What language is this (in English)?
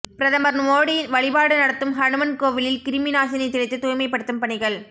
Tamil